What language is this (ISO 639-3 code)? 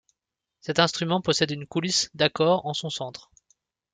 fra